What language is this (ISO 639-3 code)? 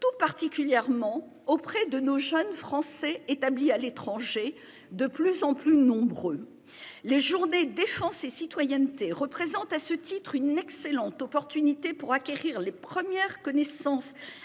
fra